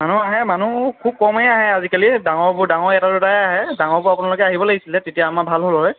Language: Assamese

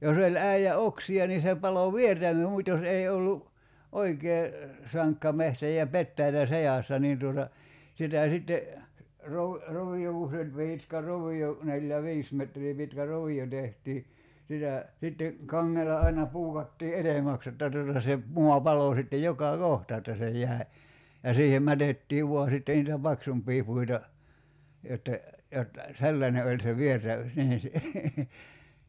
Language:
Finnish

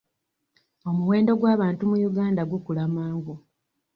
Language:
Ganda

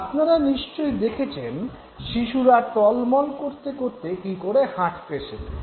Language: Bangla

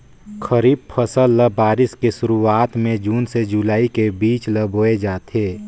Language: Chhattisgarhi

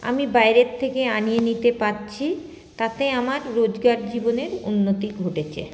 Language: Bangla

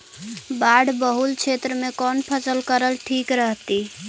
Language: Magahi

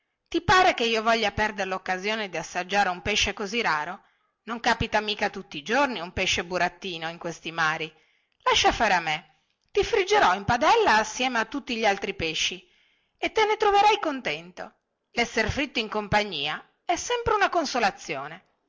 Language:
Italian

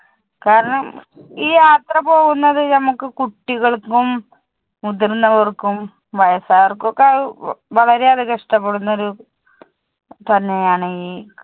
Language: Malayalam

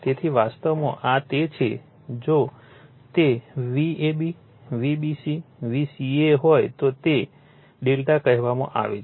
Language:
Gujarati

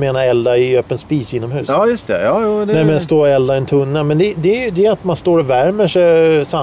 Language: Swedish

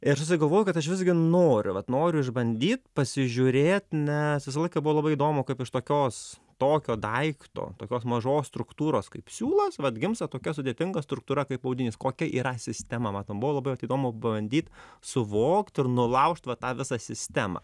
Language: Lithuanian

